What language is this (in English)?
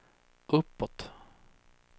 Swedish